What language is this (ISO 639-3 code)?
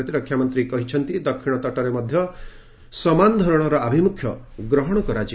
ori